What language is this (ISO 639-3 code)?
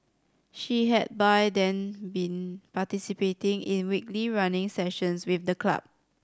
eng